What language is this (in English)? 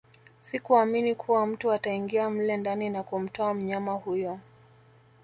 Swahili